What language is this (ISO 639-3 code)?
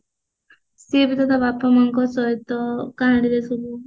ori